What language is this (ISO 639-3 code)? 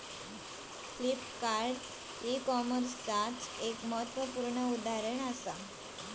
mar